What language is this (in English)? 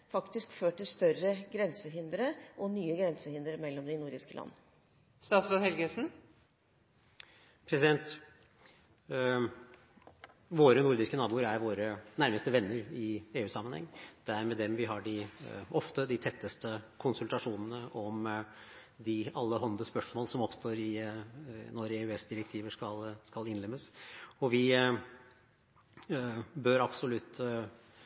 Norwegian Bokmål